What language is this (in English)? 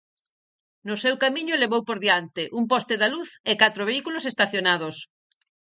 Galician